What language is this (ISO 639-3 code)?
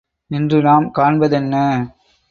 tam